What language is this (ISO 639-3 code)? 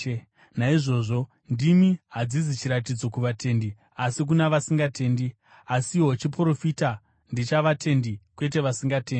sna